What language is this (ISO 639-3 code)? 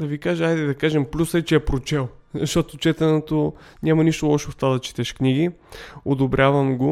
bul